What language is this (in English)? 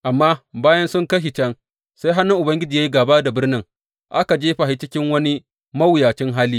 Hausa